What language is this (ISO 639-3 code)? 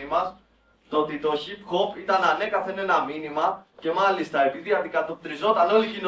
ell